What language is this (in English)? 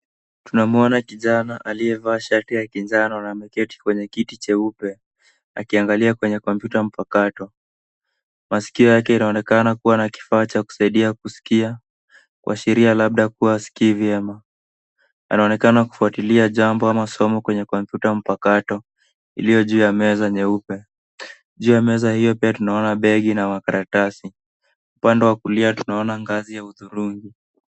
Swahili